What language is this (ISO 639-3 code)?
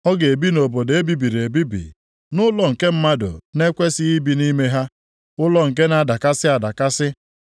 ibo